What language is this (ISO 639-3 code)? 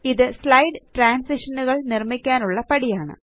mal